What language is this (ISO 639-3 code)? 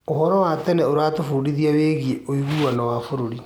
kik